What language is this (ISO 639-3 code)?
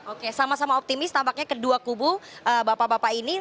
ind